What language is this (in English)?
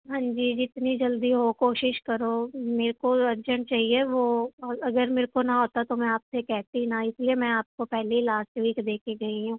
Punjabi